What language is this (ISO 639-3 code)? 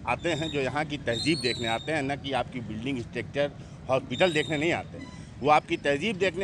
hin